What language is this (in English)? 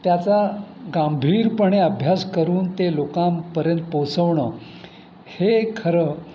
Marathi